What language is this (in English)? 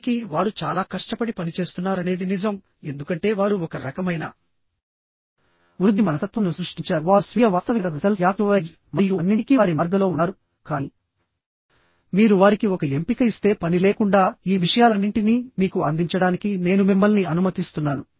Telugu